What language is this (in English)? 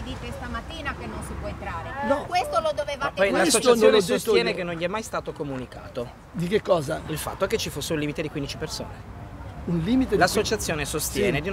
Italian